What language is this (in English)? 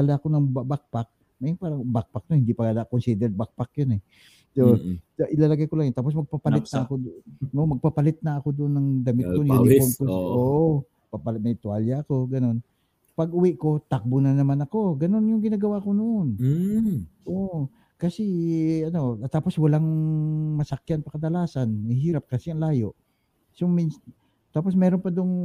Filipino